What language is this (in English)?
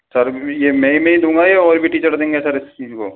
Hindi